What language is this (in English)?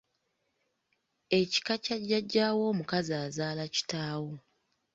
Ganda